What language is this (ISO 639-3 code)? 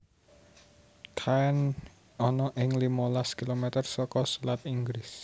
jav